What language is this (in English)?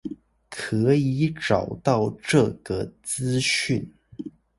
Chinese